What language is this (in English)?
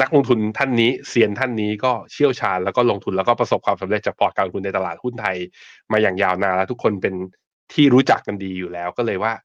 Thai